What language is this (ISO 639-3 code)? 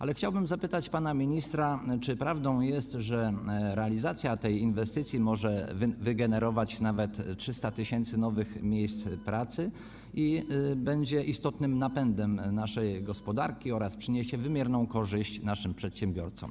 pol